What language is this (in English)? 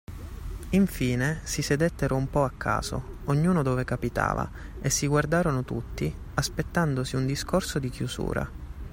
Italian